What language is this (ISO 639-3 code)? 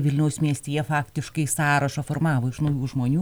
lit